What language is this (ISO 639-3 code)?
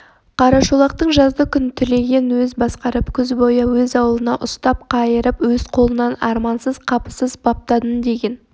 kaz